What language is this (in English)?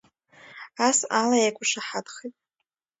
Abkhazian